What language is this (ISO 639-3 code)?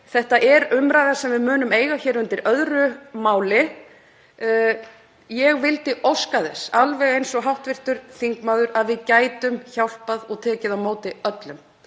isl